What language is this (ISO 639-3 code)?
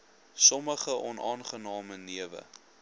afr